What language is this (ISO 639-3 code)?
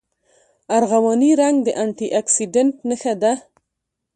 pus